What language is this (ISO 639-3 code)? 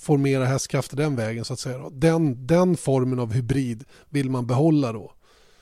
swe